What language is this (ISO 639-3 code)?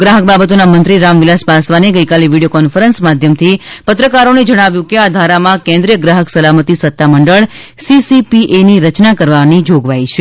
guj